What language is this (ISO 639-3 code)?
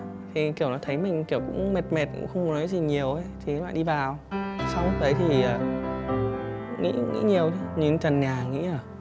vie